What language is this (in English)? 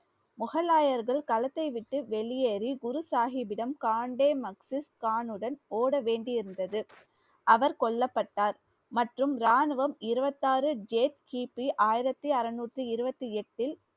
Tamil